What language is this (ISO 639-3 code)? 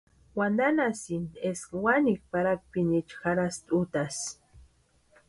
pua